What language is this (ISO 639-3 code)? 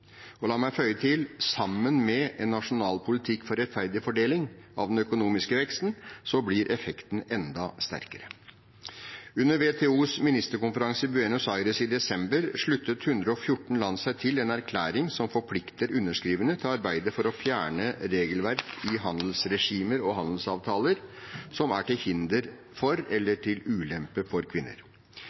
nob